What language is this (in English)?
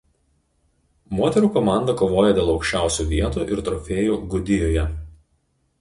Lithuanian